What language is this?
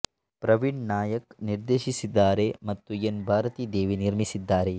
Kannada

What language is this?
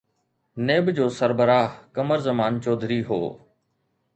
Sindhi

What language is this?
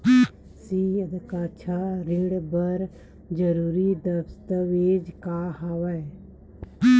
Chhattisgarhi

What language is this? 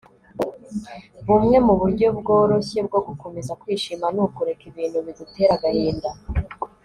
Kinyarwanda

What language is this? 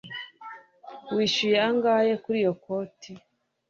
Kinyarwanda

